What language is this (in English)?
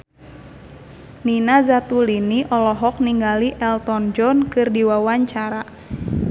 Sundanese